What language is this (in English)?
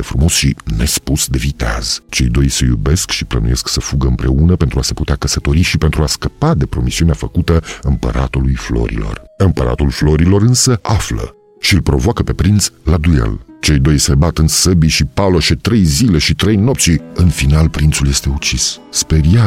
Romanian